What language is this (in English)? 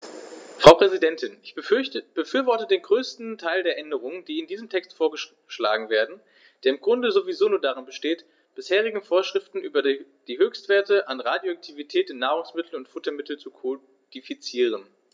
German